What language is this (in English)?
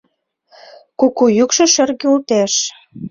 Mari